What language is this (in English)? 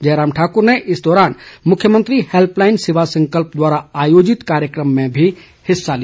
Hindi